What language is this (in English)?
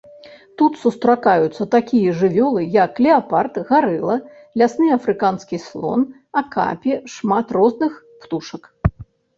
Belarusian